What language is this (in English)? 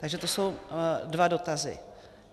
Czech